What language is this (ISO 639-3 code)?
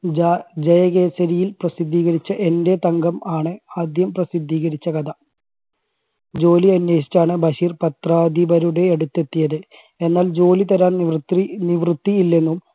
mal